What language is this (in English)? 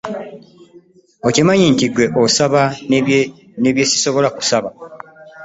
Ganda